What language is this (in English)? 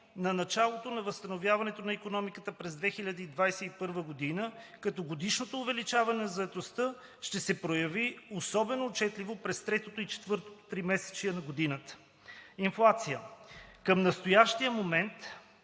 Bulgarian